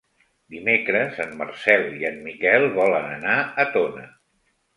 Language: Catalan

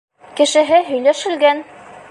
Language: Bashkir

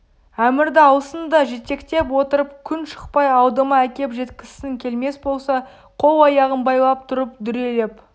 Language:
Kazakh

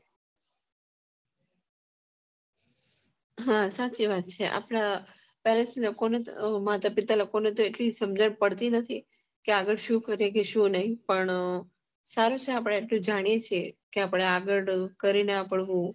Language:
Gujarati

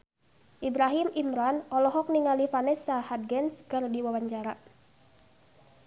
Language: Sundanese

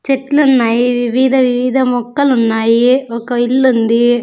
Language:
Telugu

